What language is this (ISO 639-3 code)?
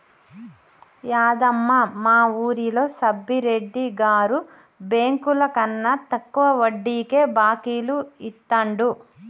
tel